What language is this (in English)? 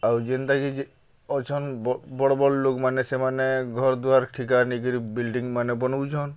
Odia